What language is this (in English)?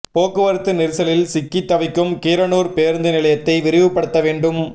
Tamil